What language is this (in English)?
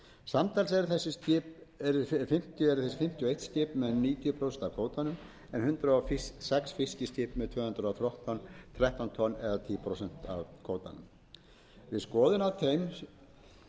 Icelandic